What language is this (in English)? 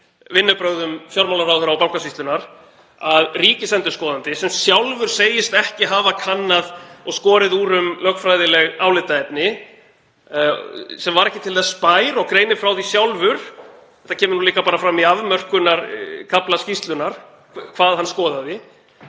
Icelandic